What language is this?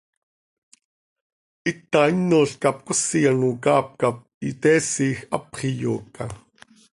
Seri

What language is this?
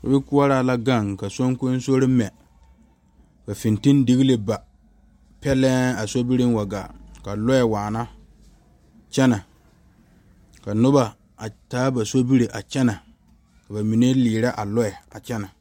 Southern Dagaare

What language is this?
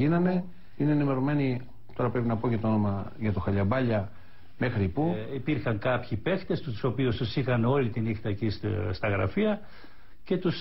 Greek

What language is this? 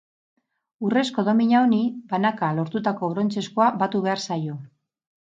Basque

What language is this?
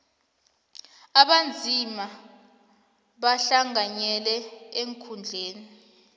South Ndebele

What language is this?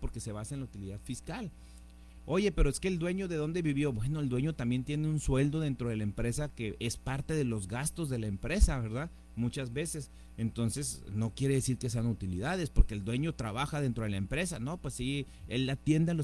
Spanish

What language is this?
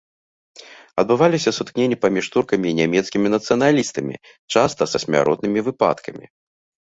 Belarusian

